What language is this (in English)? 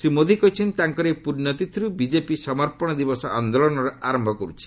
Odia